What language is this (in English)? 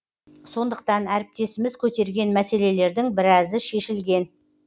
Kazakh